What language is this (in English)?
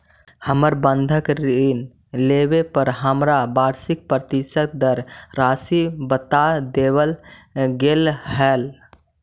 Magahi